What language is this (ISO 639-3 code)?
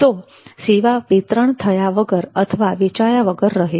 guj